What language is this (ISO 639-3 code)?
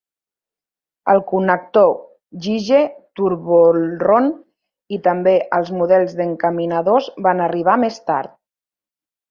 cat